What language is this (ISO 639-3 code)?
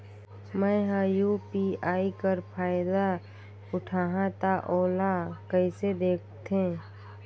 hne